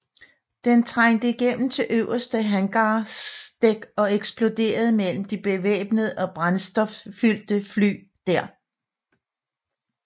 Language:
Danish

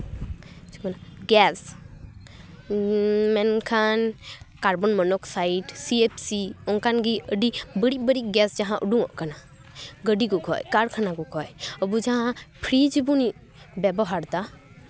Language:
Santali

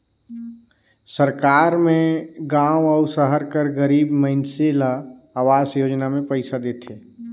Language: Chhattisgarhi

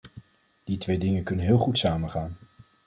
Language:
Dutch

